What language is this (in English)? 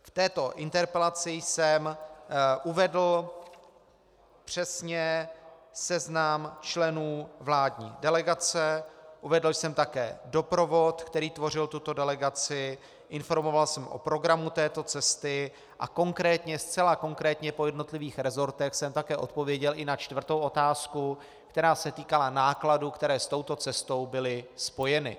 Czech